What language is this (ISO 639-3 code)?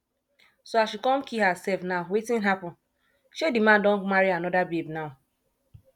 pcm